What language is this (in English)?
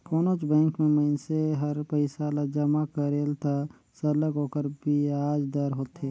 Chhattisgarhi